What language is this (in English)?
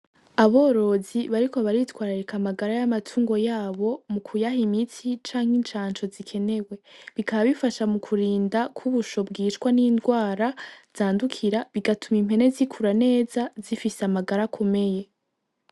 Rundi